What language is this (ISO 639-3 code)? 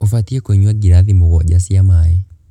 kik